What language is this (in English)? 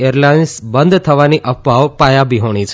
Gujarati